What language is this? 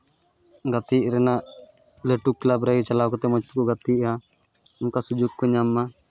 Santali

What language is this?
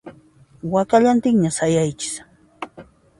Puno Quechua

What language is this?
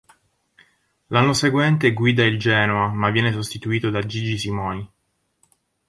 Italian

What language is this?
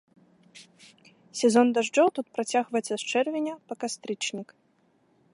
Belarusian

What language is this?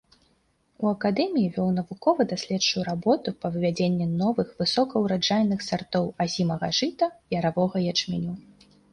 Belarusian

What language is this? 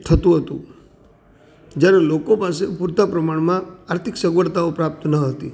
Gujarati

